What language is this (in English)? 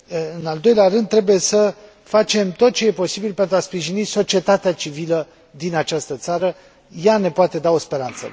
Romanian